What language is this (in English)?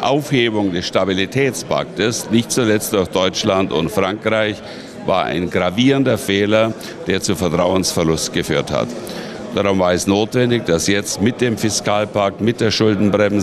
German